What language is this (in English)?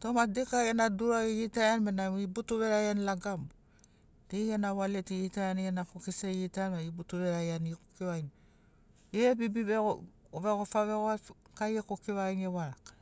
Sinaugoro